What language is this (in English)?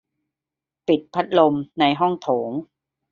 Thai